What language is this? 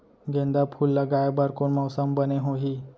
Chhattisgarhi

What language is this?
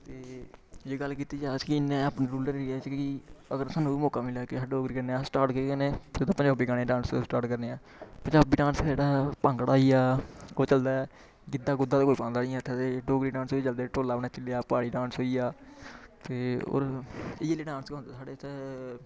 Dogri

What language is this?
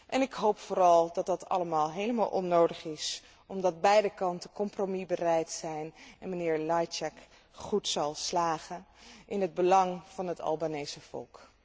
Dutch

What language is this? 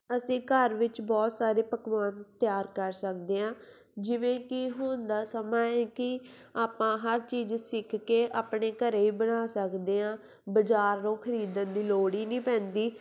Punjabi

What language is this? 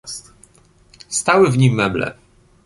Polish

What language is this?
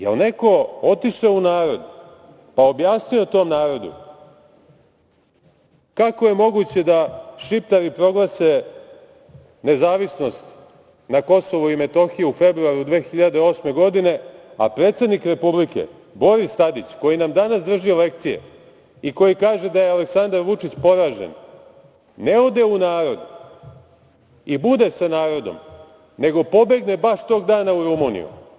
Serbian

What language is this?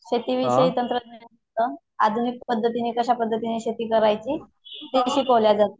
Marathi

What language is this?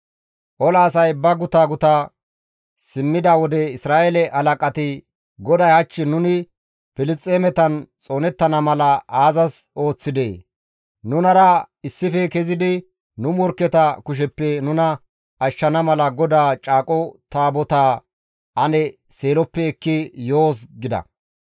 Gamo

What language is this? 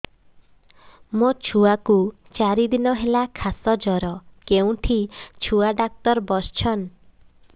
Odia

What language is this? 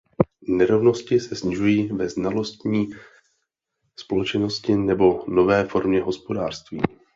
Czech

